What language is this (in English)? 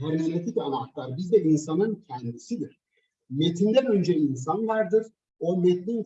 Turkish